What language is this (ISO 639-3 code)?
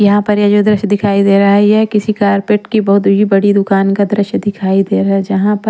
hin